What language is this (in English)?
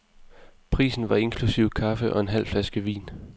Danish